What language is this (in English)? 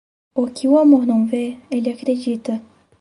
Portuguese